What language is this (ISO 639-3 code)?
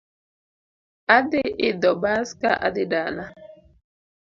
luo